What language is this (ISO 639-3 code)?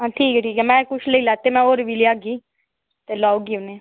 doi